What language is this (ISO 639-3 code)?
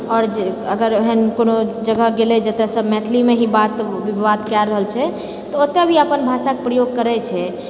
mai